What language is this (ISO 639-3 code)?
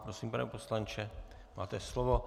ces